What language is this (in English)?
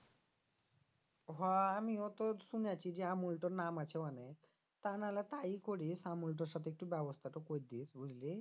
Bangla